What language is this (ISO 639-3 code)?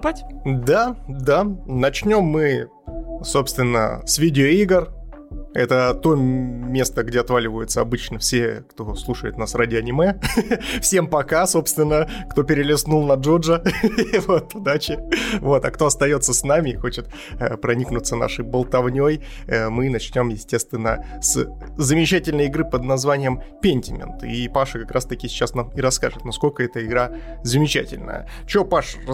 rus